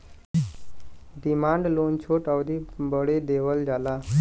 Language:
Bhojpuri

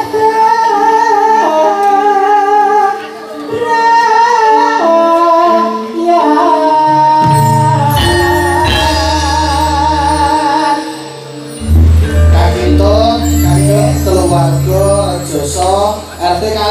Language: Vietnamese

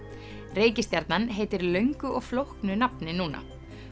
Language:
Icelandic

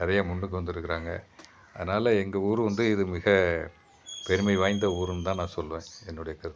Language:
Tamil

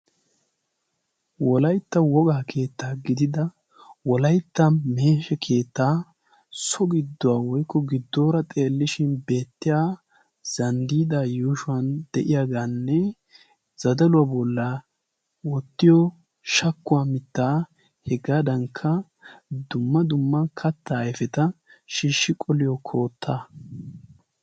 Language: Wolaytta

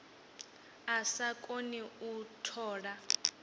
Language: Venda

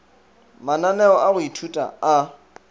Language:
Northern Sotho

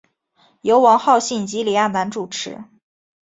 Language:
Chinese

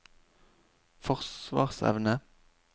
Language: Norwegian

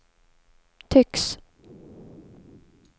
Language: Swedish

